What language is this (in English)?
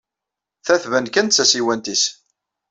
Kabyle